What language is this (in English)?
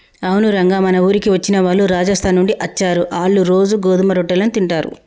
Telugu